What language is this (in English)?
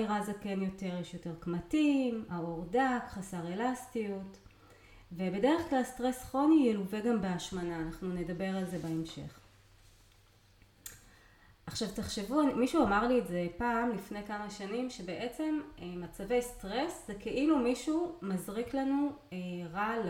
Hebrew